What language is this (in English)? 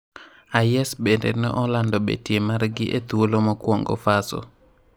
Luo (Kenya and Tanzania)